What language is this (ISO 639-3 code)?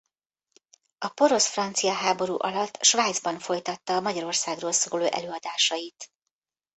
hun